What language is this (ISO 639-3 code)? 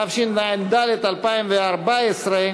heb